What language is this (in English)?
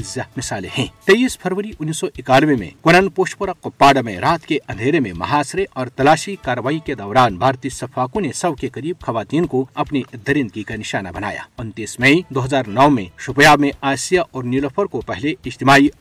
Urdu